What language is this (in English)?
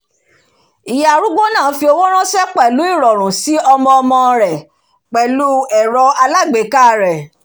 Yoruba